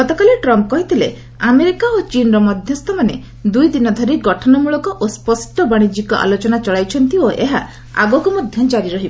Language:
Odia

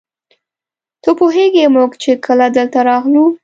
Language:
Pashto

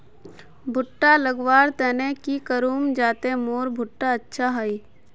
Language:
Magahi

